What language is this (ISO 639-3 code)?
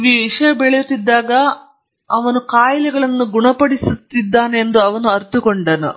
kan